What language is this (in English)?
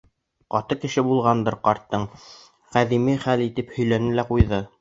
Bashkir